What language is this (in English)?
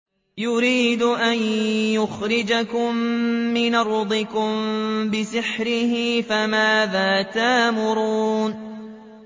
Arabic